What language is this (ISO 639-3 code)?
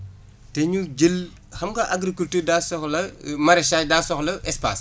wol